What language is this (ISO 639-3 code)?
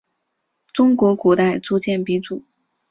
zho